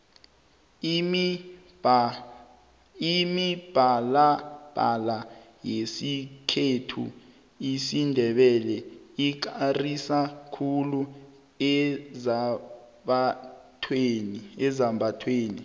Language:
South Ndebele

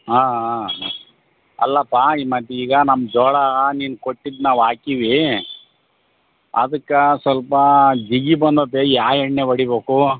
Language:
Kannada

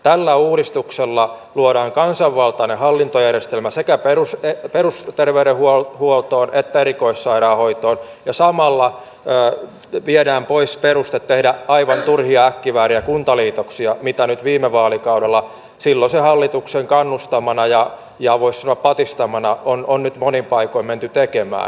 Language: Finnish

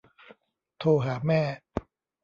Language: Thai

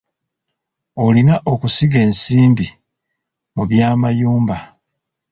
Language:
Ganda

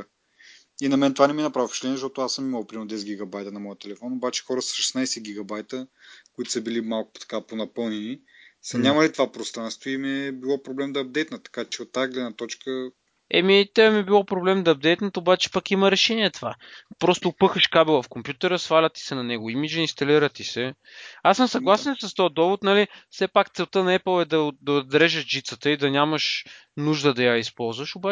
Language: Bulgarian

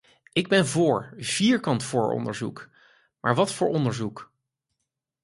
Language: Dutch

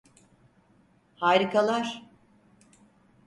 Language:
Turkish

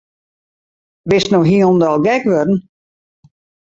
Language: Western Frisian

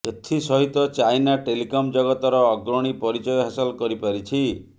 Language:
Odia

